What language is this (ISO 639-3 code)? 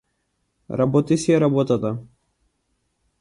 mkd